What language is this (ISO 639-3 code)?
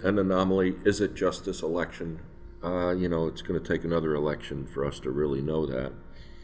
eng